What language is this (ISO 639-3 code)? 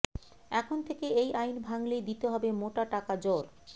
ben